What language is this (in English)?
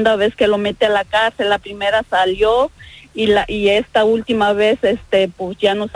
Spanish